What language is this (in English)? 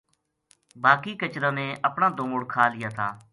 Gujari